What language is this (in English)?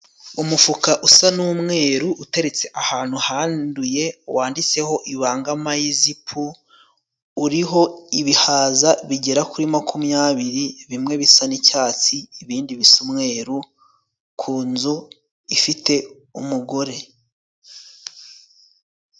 Kinyarwanda